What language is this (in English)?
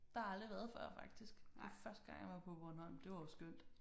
Danish